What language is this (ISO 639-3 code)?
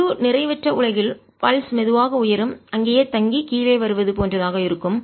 tam